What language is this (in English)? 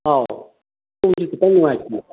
Manipuri